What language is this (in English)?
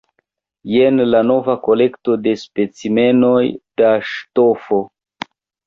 Esperanto